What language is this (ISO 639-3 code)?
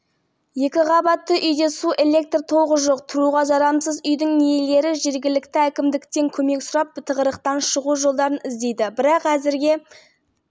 kaz